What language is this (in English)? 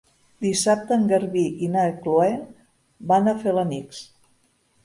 Catalan